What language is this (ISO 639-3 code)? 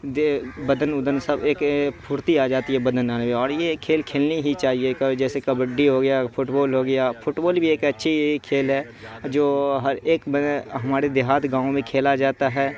urd